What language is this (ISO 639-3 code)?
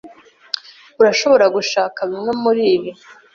kin